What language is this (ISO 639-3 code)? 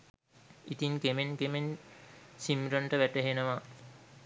sin